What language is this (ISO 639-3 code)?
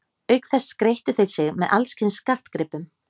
isl